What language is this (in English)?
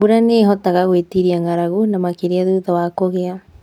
Kikuyu